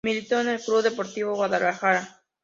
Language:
Spanish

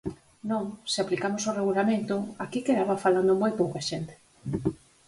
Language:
Galician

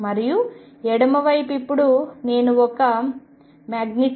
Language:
Telugu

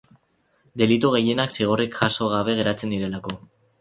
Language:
Basque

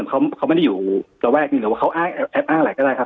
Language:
Thai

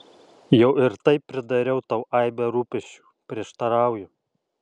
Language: Lithuanian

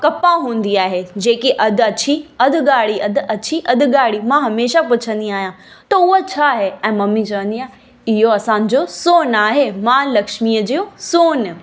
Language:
Sindhi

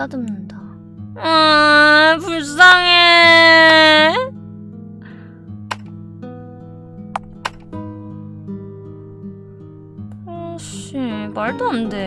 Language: Korean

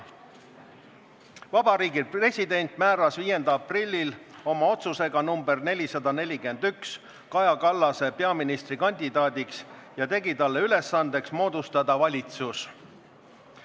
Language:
Estonian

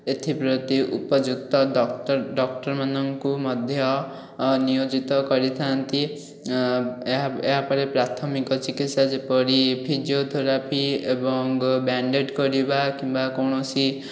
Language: Odia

